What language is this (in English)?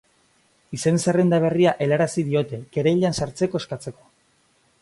Basque